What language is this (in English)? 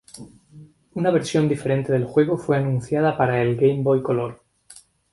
Spanish